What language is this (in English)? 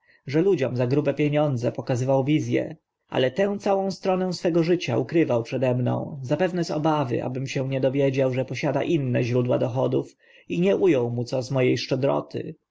Polish